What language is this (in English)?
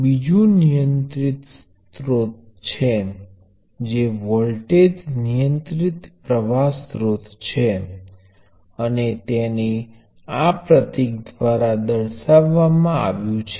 Gujarati